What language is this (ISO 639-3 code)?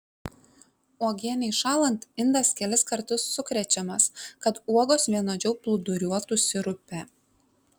lit